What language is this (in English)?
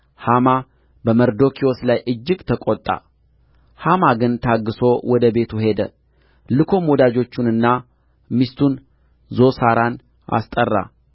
Amharic